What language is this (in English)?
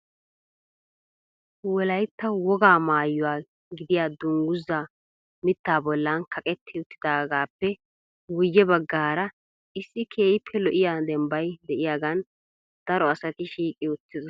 Wolaytta